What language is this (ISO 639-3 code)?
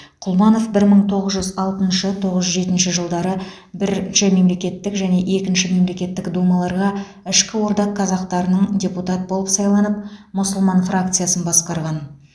kaz